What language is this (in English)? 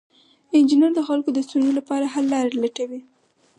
Pashto